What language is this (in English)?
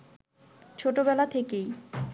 Bangla